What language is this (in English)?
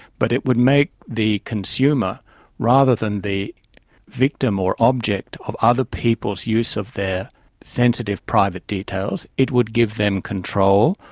English